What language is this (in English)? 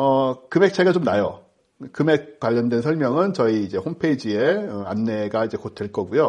Korean